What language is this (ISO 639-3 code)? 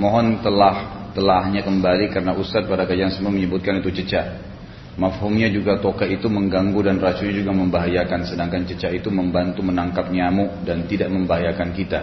ind